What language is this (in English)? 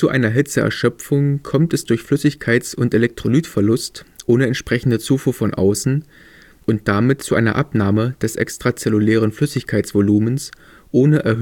German